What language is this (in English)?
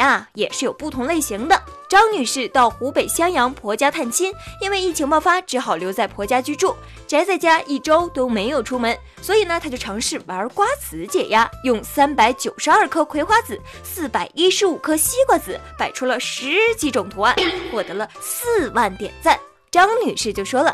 Chinese